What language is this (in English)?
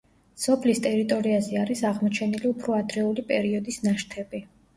Georgian